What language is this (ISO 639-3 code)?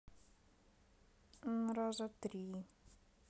rus